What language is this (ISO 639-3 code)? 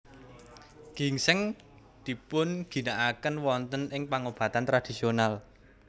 jav